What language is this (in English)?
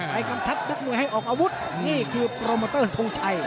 Thai